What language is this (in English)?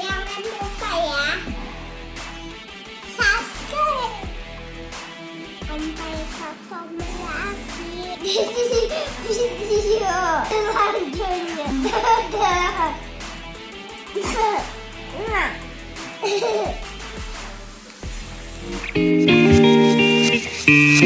Indonesian